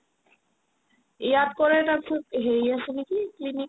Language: Assamese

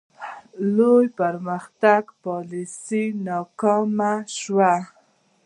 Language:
Pashto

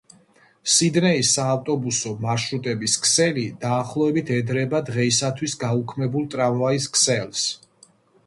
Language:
Georgian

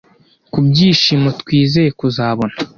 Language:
Kinyarwanda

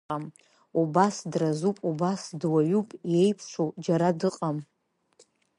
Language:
Abkhazian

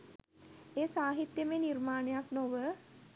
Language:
Sinhala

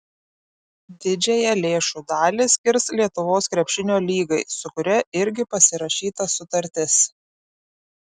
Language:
Lithuanian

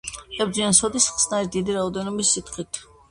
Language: Georgian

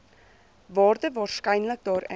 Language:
Afrikaans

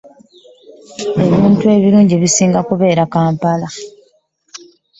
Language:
Ganda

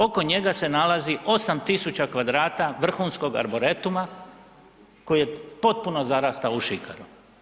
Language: Croatian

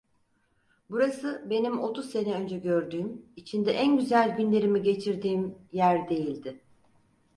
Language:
Turkish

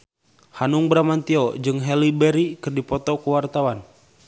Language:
Sundanese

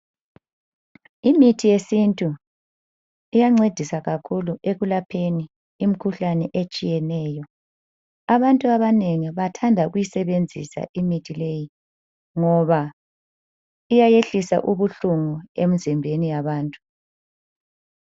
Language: North Ndebele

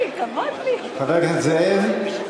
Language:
Hebrew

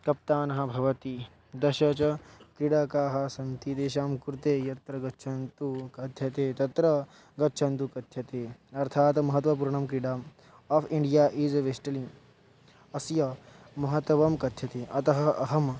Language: Sanskrit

